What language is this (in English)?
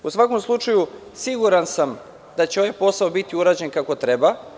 Serbian